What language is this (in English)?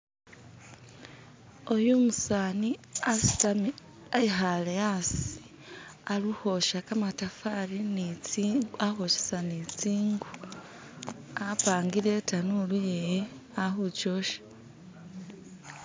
Masaaba